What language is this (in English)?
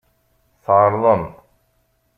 Kabyle